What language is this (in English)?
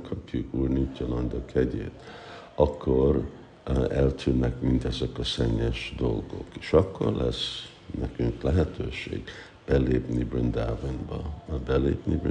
Hungarian